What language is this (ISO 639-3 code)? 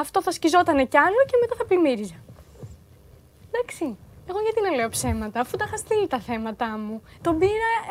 ell